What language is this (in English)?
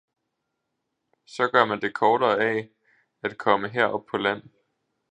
Danish